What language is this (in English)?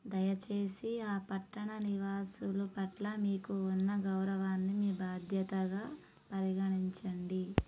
Telugu